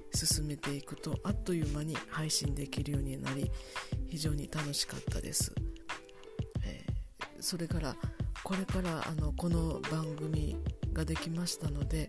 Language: Japanese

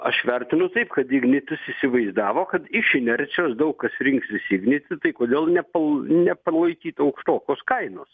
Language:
Lithuanian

